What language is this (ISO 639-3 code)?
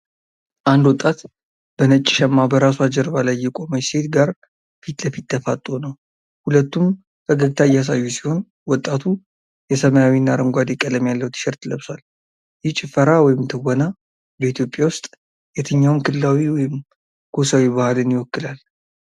amh